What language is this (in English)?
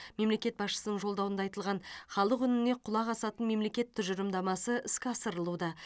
Kazakh